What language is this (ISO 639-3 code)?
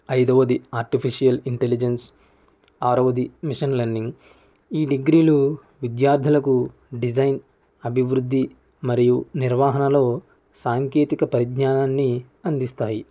tel